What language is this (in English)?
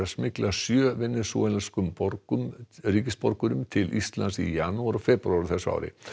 Icelandic